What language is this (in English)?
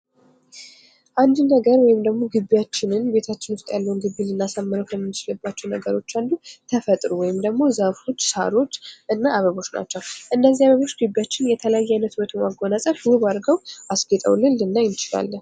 Amharic